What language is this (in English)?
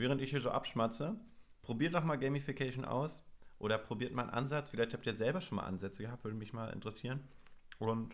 German